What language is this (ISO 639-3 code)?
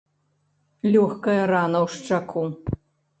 bel